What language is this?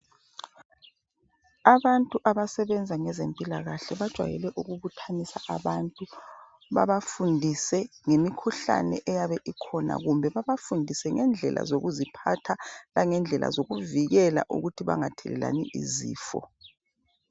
North Ndebele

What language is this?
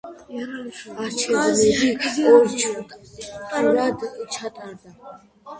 Georgian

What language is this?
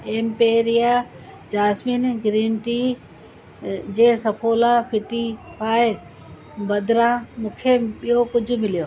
Sindhi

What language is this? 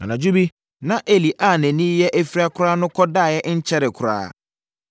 Akan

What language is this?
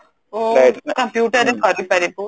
Odia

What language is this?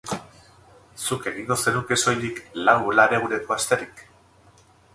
Basque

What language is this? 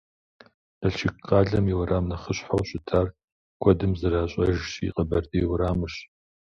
Kabardian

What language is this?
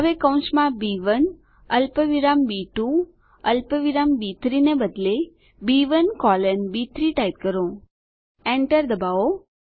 Gujarati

